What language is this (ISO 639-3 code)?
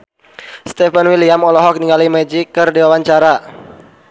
sun